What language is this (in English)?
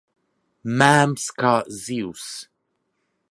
Latvian